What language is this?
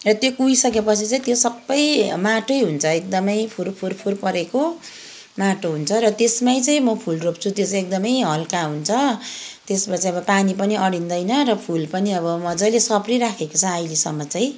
Nepali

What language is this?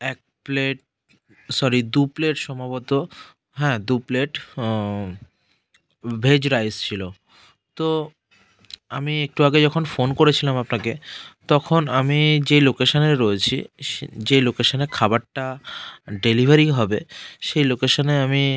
Bangla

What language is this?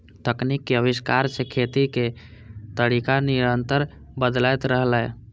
Maithili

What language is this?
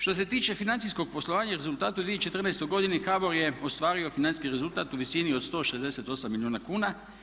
Croatian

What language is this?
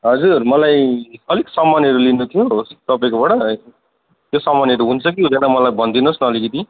Nepali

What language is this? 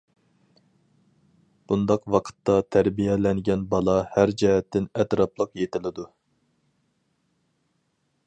Uyghur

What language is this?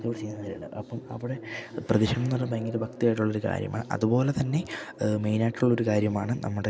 Malayalam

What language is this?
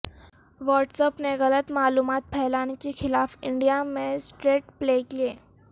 Urdu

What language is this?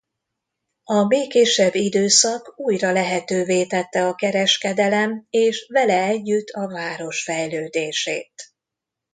Hungarian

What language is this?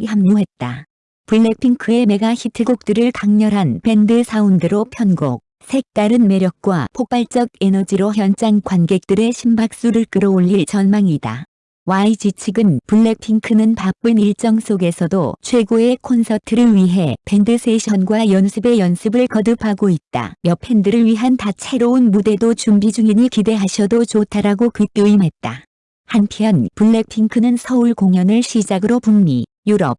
Korean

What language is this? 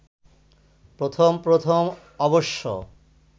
Bangla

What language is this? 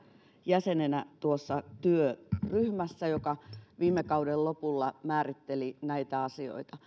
Finnish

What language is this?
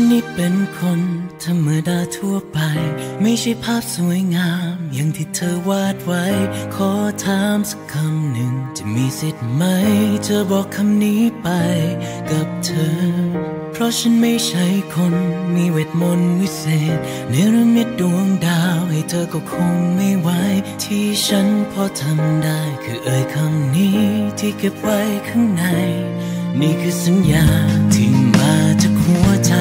Thai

